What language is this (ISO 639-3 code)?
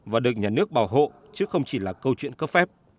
vie